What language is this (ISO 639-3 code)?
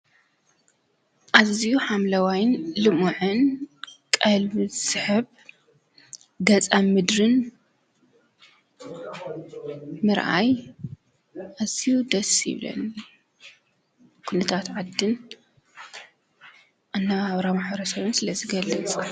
tir